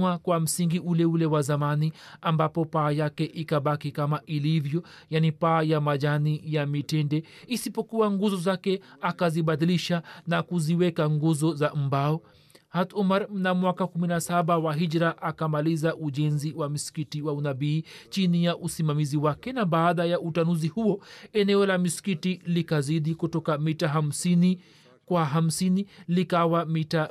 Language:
Swahili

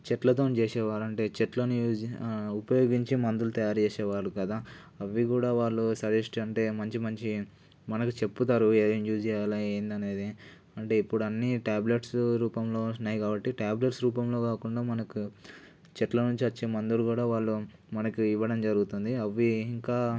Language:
Telugu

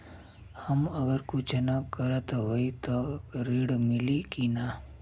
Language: Bhojpuri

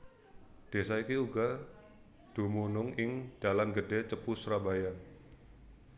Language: Javanese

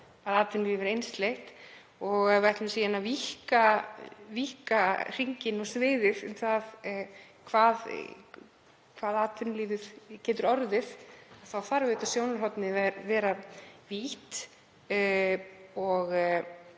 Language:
Icelandic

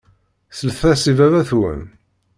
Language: Kabyle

